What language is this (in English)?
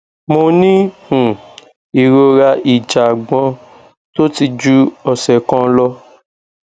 Yoruba